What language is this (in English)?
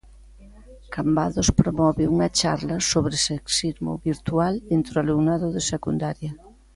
Galician